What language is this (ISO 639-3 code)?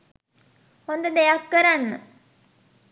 sin